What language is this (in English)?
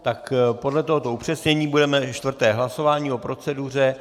Czech